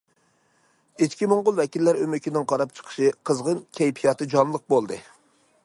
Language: Uyghur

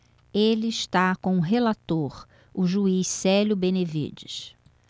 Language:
Portuguese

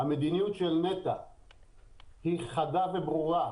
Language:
Hebrew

